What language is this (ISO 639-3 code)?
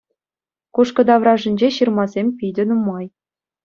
chv